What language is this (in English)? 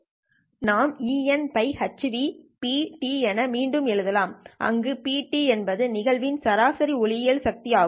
Tamil